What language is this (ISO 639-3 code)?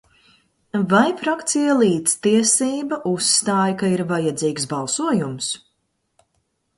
lav